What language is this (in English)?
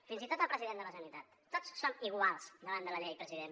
Catalan